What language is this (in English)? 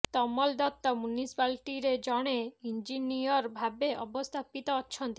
Odia